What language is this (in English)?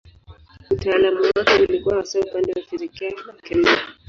Swahili